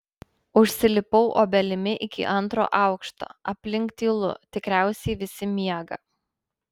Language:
Lithuanian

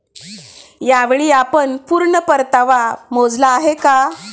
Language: Marathi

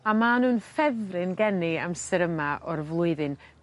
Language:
Welsh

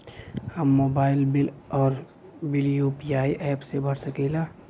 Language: Bhojpuri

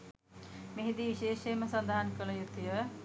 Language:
Sinhala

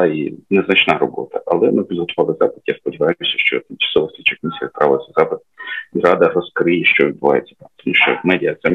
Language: Ukrainian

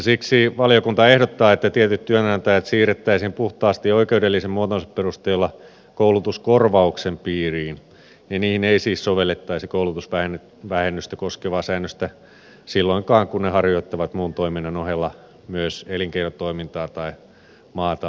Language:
Finnish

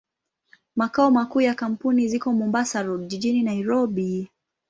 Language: Swahili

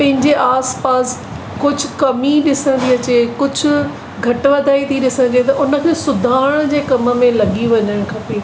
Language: Sindhi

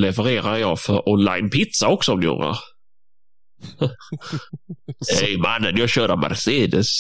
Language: Swedish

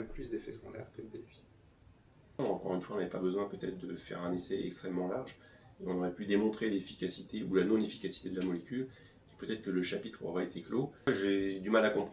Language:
French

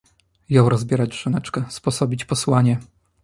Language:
Polish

